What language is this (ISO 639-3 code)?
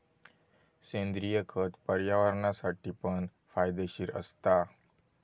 mar